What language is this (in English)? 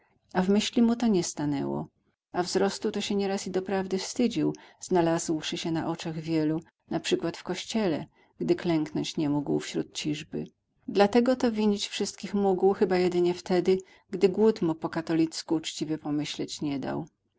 Polish